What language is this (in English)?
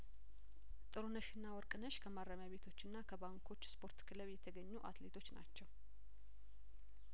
Amharic